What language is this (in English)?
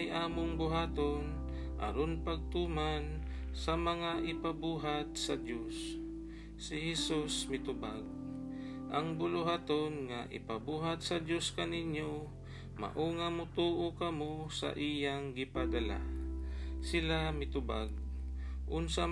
Filipino